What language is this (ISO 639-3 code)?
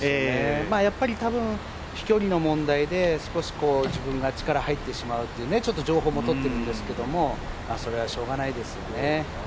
jpn